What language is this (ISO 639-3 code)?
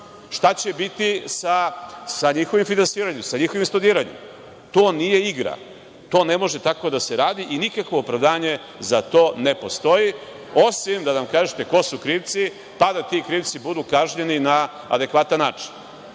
srp